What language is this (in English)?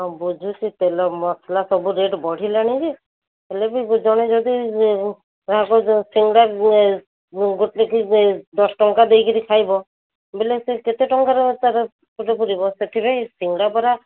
Odia